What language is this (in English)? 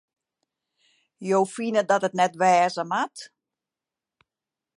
Western Frisian